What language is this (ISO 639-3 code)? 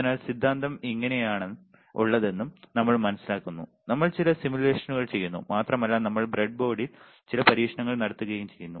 mal